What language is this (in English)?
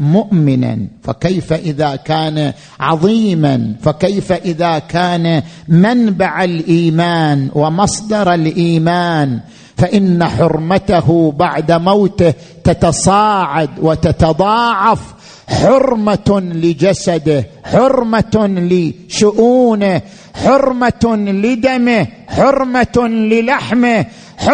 Arabic